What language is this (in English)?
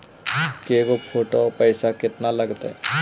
Magahi